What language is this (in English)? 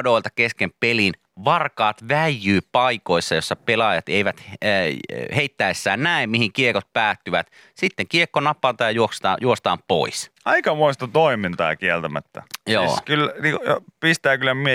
Finnish